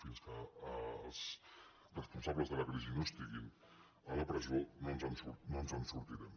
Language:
Catalan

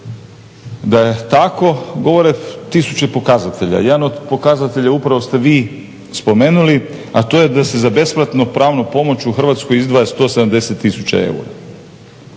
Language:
Croatian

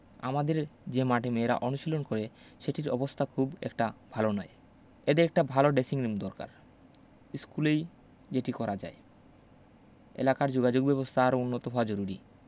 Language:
Bangla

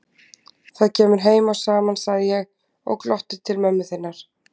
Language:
Icelandic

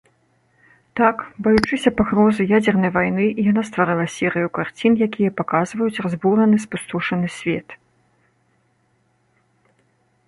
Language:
Belarusian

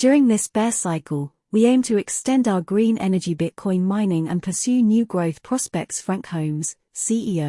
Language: English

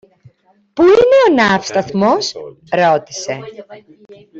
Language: Greek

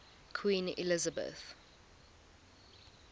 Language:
English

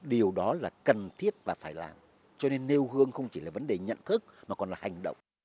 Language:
Vietnamese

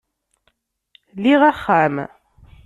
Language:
Kabyle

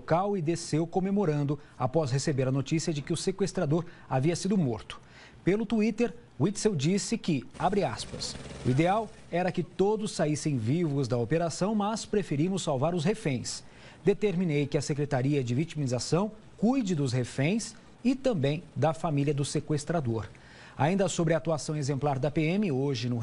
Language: Portuguese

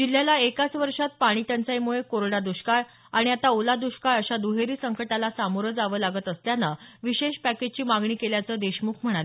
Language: Marathi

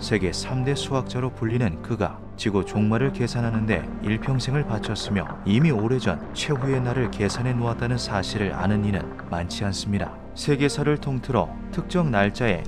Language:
Korean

